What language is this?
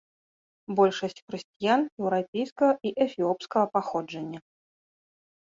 Belarusian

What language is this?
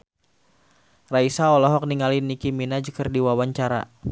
Sundanese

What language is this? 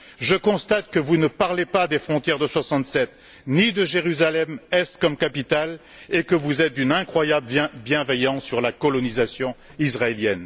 French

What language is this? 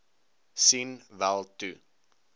Afrikaans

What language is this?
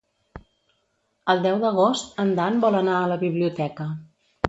Catalan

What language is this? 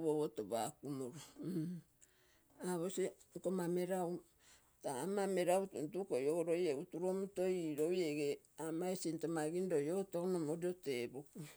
Terei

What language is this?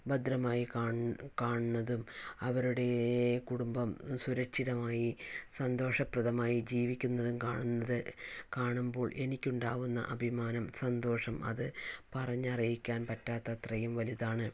Malayalam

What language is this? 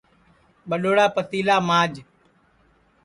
Sansi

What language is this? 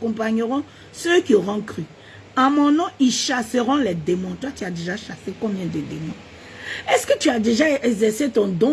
French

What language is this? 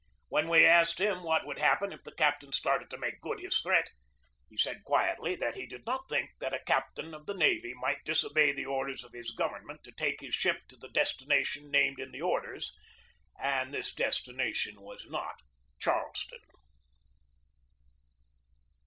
English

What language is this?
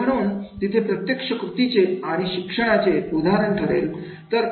Marathi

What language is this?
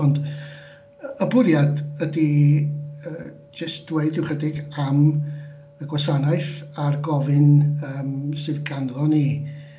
Welsh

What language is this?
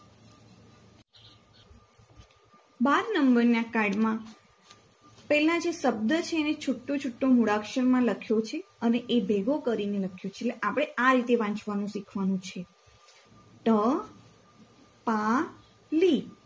Gujarati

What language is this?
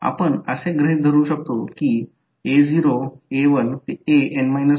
Marathi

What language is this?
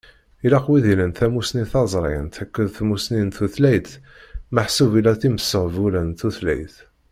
Kabyle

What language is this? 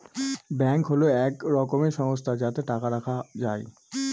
Bangla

